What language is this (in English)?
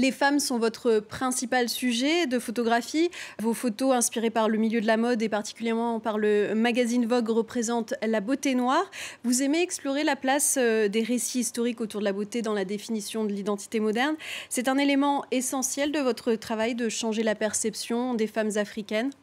French